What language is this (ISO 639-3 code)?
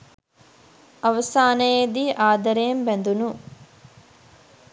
sin